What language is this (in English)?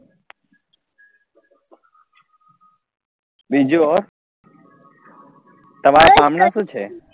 Gujarati